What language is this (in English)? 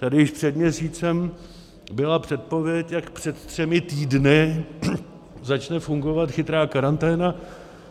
Czech